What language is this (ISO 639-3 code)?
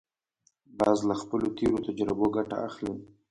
pus